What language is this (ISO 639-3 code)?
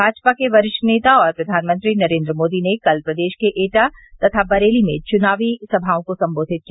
hin